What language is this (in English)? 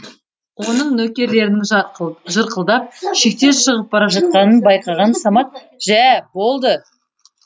Kazakh